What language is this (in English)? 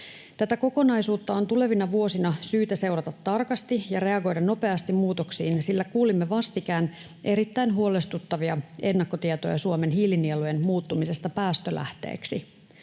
Finnish